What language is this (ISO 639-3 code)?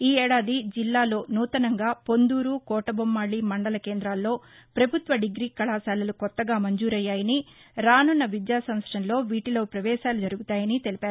tel